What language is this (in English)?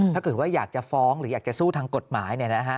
Thai